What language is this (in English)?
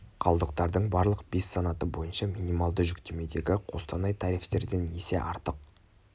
Kazakh